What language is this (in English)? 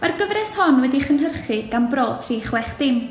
Welsh